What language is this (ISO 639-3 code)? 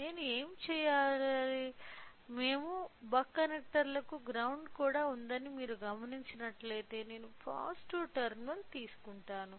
tel